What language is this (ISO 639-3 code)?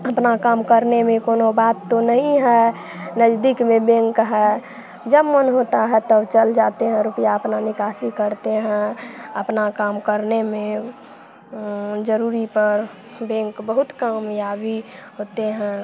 hin